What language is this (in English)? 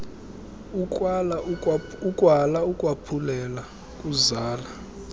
Xhosa